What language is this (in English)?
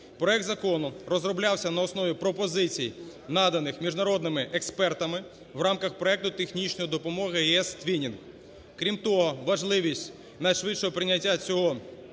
Ukrainian